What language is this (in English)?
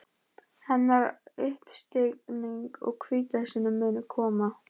Icelandic